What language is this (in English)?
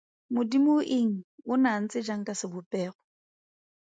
Tswana